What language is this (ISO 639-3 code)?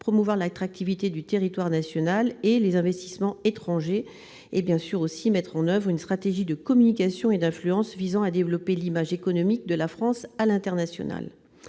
fra